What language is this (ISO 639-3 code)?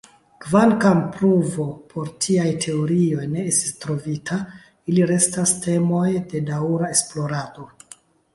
epo